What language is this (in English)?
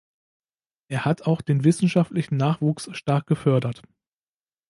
German